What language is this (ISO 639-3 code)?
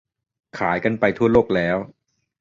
tha